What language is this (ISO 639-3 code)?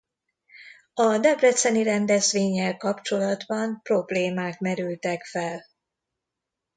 hun